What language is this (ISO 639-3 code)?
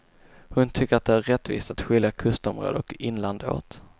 swe